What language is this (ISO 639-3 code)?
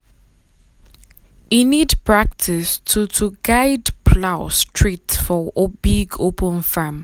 pcm